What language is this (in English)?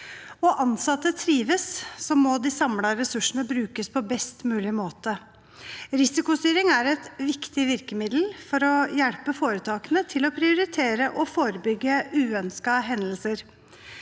Norwegian